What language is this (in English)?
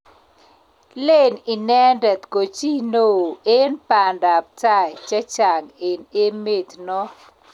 Kalenjin